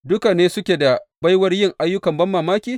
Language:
Hausa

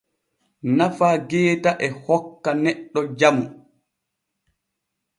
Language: Borgu Fulfulde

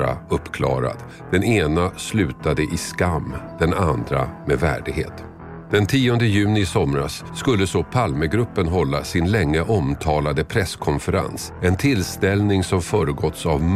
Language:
Swedish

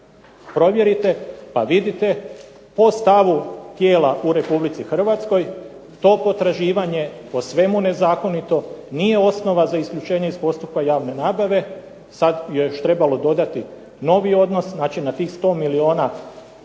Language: Croatian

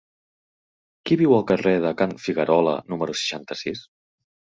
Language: Catalan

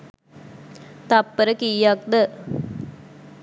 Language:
Sinhala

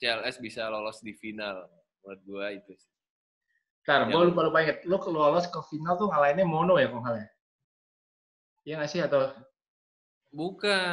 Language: Indonesian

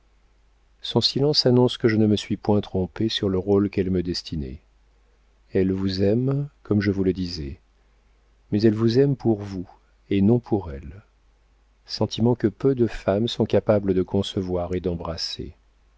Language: French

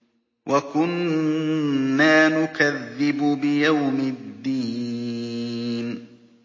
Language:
Arabic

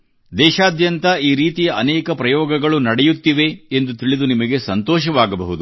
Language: Kannada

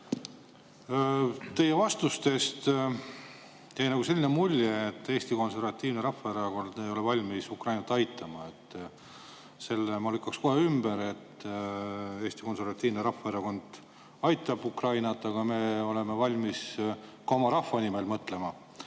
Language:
Estonian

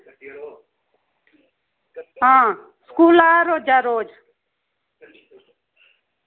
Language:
Dogri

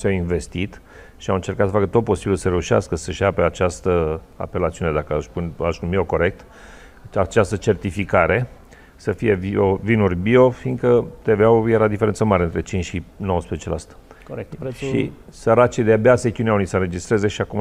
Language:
Romanian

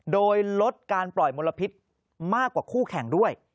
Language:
Thai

